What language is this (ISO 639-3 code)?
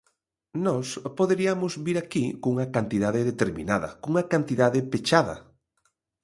glg